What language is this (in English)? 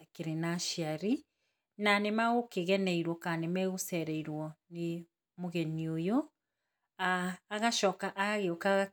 Kikuyu